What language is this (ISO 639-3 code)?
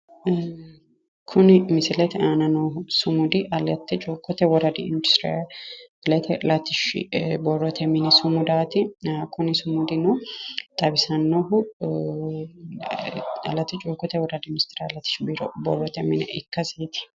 sid